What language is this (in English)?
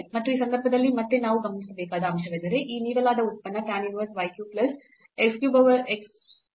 Kannada